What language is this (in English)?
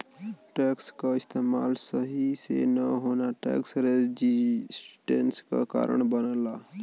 Bhojpuri